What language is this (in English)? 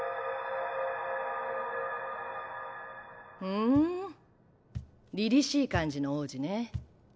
Japanese